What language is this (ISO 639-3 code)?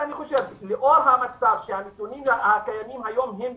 heb